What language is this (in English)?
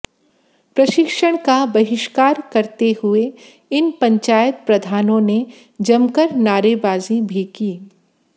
Hindi